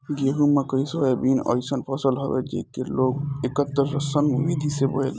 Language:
Bhojpuri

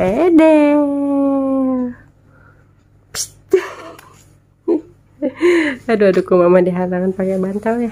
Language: Indonesian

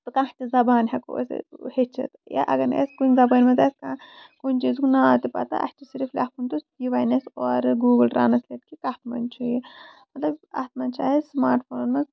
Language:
Kashmiri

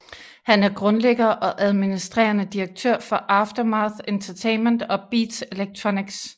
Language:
Danish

